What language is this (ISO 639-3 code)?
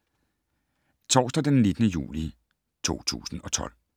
dan